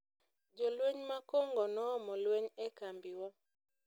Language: Luo (Kenya and Tanzania)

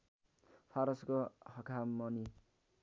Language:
Nepali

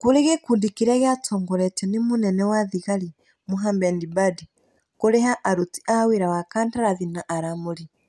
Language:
Kikuyu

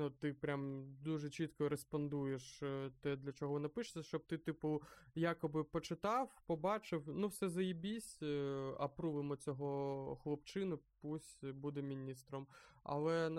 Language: Ukrainian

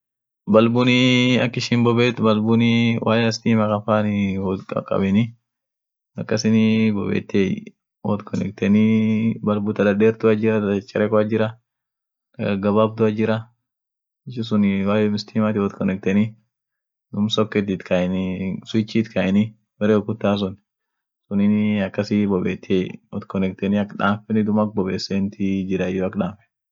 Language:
Orma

